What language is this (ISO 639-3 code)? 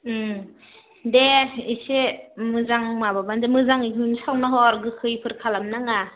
brx